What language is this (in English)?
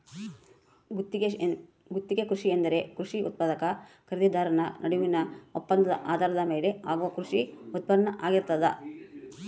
Kannada